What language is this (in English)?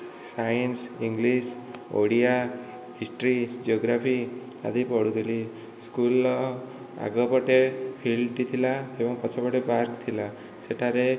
Odia